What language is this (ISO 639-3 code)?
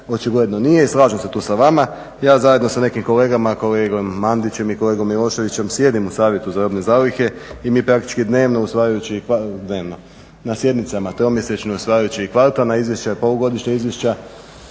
hrv